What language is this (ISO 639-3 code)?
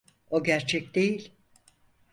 tur